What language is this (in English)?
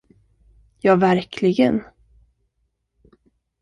Swedish